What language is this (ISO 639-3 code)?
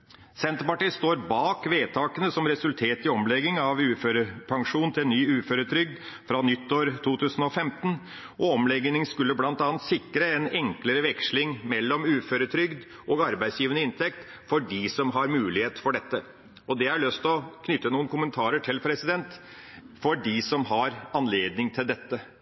nob